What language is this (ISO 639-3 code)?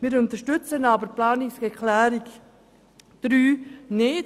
gsw